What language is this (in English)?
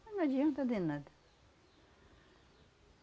Portuguese